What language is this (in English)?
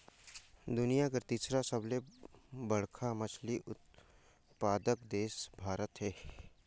Chhattisgarhi